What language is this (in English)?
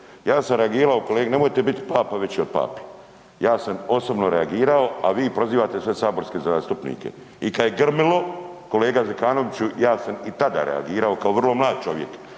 Croatian